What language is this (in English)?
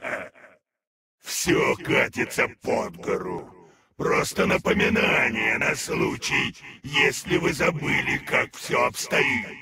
Russian